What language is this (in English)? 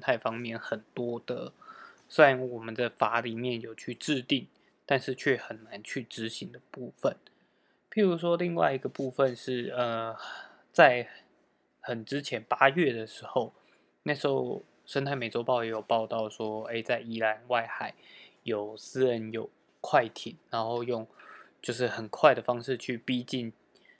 Chinese